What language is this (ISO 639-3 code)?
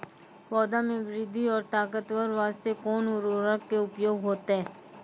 mai